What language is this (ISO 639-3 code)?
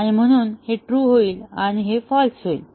mar